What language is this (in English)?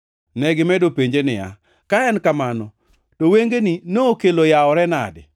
Luo (Kenya and Tanzania)